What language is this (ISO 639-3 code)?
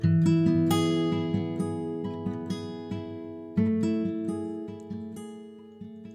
ind